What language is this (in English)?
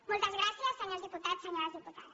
Catalan